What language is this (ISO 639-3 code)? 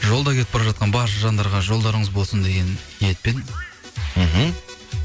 kaz